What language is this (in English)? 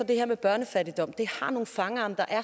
Danish